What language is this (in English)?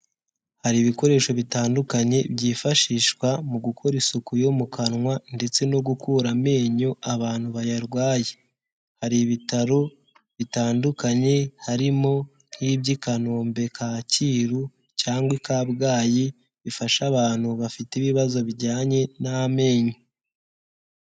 Kinyarwanda